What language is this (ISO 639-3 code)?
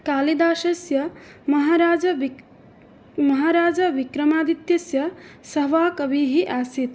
san